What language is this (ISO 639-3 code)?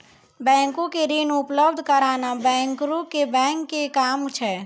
mai